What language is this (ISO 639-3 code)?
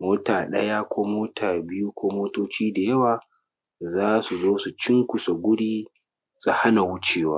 hau